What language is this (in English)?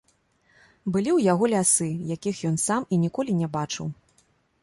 Belarusian